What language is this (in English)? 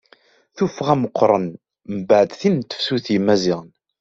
Kabyle